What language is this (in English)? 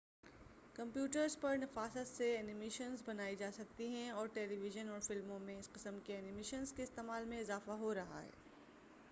Urdu